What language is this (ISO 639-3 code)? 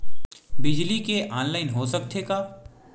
hne